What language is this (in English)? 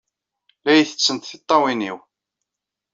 Kabyle